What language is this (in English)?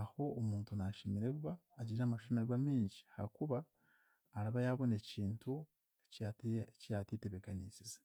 Chiga